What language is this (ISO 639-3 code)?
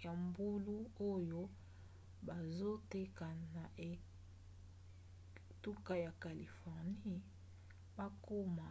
lin